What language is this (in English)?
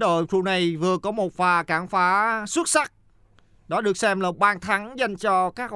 Vietnamese